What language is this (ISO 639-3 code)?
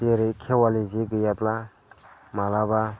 brx